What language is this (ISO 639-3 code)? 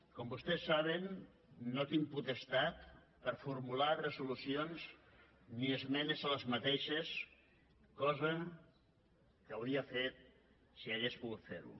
cat